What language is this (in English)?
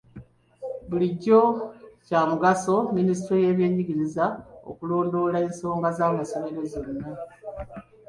Ganda